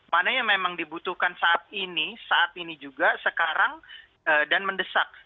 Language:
Indonesian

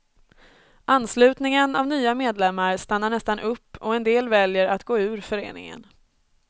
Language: Swedish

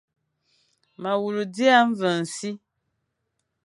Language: Fang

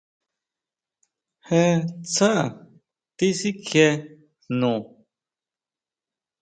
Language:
Huautla Mazatec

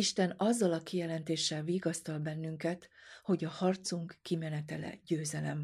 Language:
Hungarian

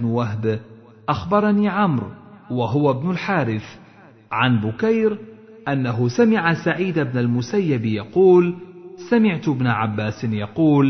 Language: Arabic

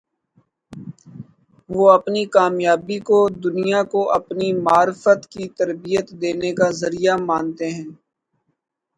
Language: Urdu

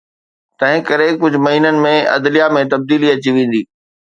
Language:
Sindhi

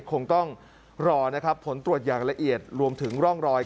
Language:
Thai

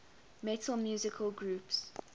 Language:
English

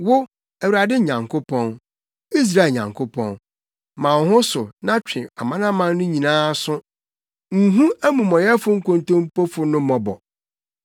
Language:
Akan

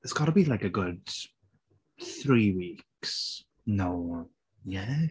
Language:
English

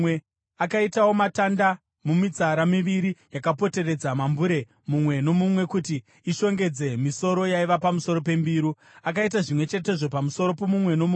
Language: Shona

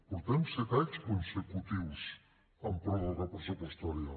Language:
Catalan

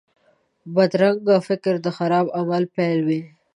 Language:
Pashto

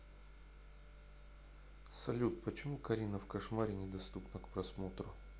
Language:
Russian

